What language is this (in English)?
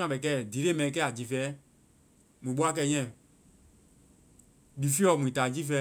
Vai